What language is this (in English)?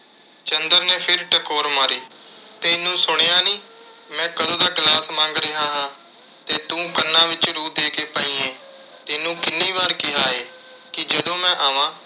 Punjabi